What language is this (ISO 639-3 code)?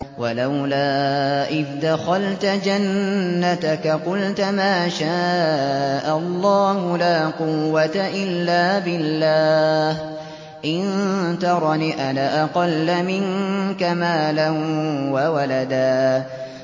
ara